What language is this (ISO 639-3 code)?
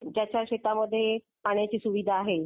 mar